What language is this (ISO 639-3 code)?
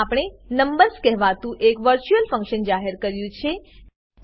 guj